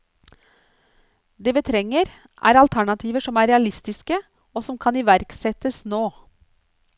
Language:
Norwegian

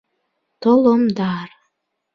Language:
Bashkir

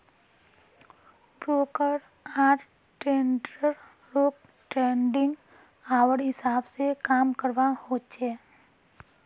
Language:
Magahi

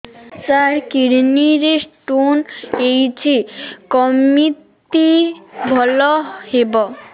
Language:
Odia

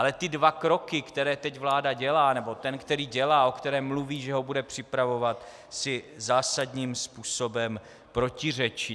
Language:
Czech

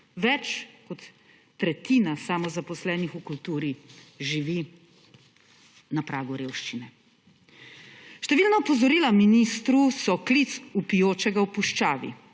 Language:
Slovenian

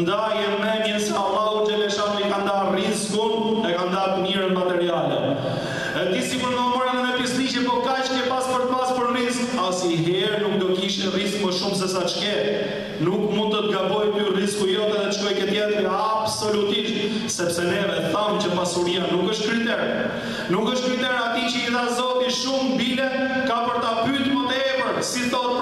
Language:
Romanian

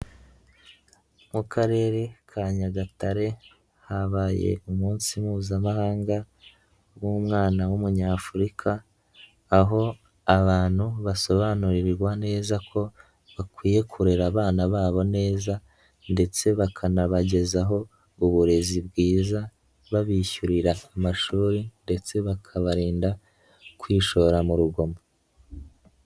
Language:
Kinyarwanda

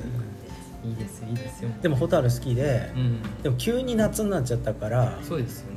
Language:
Japanese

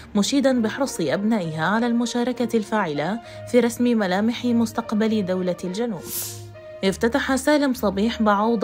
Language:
Arabic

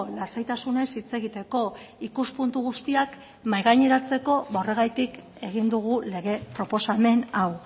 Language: Basque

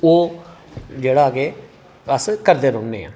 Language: Dogri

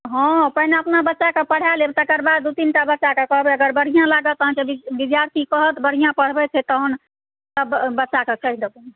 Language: Maithili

